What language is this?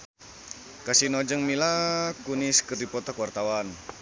Sundanese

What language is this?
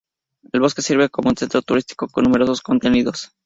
Spanish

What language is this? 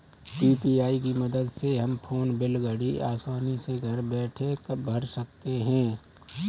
Hindi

